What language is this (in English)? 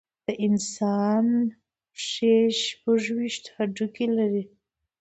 Pashto